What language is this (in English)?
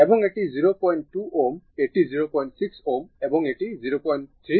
Bangla